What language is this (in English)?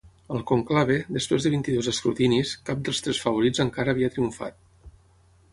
Catalan